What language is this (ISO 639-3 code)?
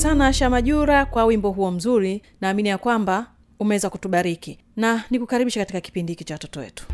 swa